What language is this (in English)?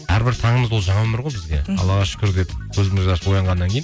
Kazakh